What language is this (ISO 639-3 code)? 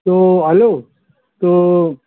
urd